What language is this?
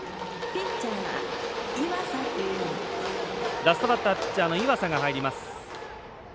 Japanese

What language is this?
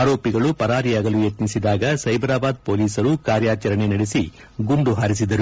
Kannada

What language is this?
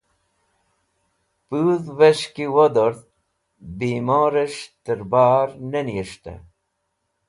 Wakhi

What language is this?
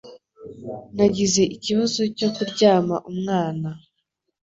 Kinyarwanda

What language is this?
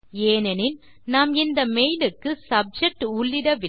Tamil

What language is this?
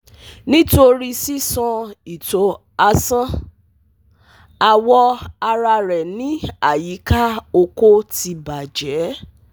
Yoruba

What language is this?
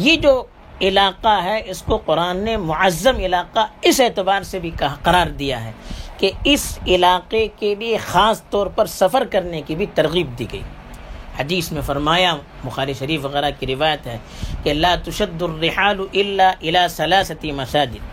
Urdu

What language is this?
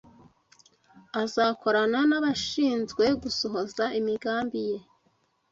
Kinyarwanda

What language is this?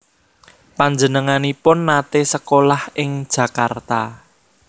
Javanese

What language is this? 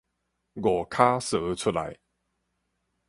Min Nan Chinese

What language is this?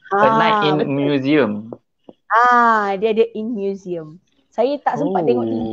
Malay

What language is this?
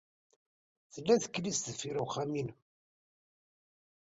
Kabyle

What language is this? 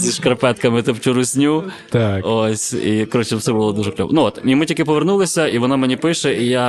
Ukrainian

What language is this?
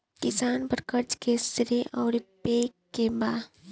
Bhojpuri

